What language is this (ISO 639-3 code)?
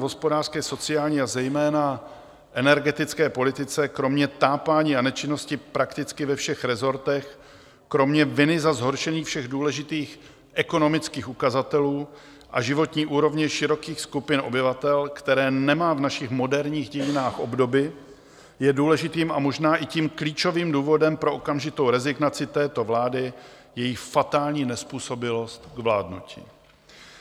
ces